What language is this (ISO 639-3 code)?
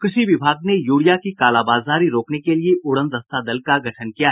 hin